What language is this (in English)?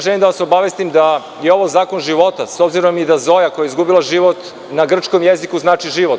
Serbian